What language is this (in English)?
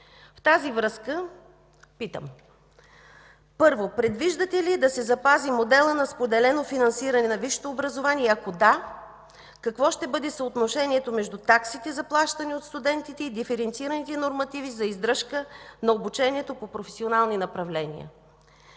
Bulgarian